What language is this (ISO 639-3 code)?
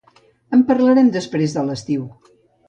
cat